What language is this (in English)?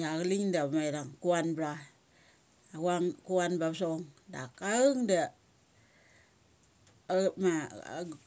Mali